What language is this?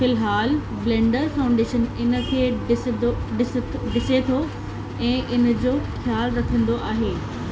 Sindhi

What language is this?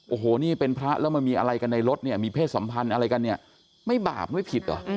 Thai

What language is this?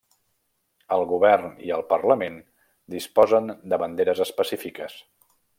Catalan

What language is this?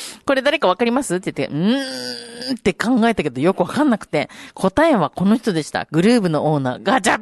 Japanese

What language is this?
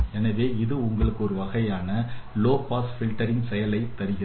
Tamil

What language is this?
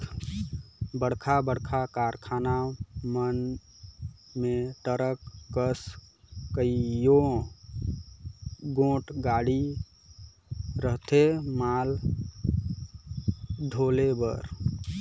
Chhattisgarhi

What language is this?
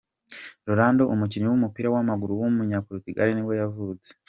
Kinyarwanda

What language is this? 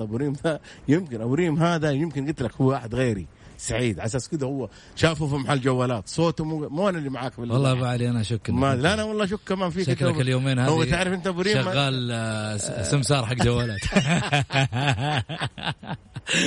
Arabic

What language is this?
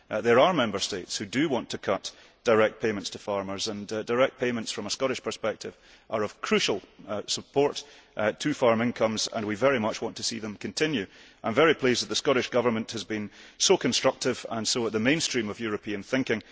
English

